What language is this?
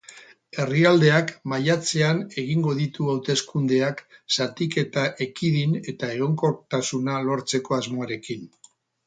Basque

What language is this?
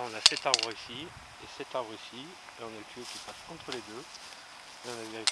French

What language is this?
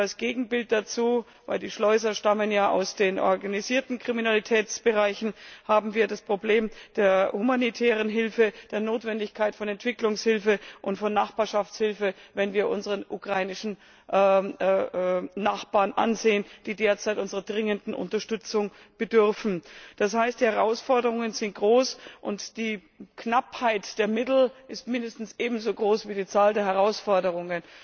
German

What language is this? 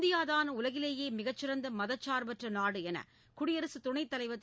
Tamil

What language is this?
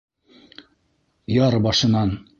Bashkir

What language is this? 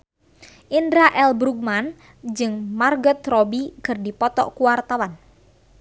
Sundanese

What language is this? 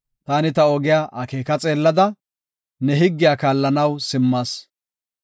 Gofa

